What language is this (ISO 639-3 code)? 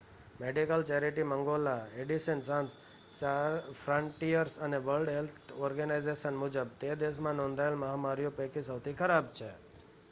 guj